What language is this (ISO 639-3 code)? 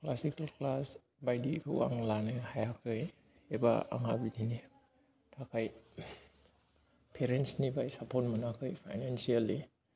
brx